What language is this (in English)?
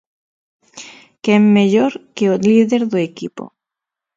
Galician